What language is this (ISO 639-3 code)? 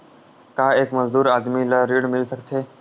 hne